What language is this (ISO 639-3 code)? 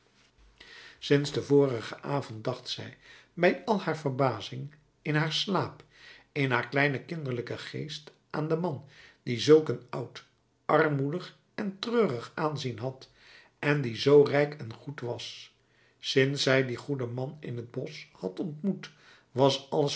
nld